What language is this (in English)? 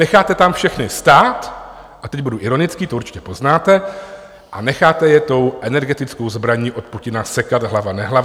Czech